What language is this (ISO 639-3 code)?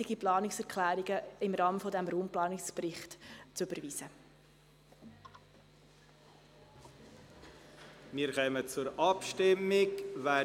gsw